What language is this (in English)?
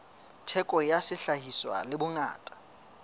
Southern Sotho